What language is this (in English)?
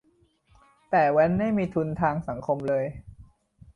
Thai